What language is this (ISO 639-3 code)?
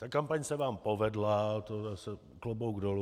ces